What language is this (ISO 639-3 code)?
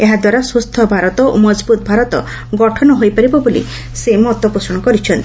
ori